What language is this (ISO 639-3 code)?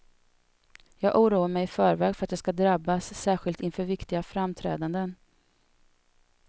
swe